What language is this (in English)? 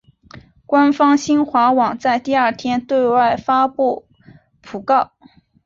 Chinese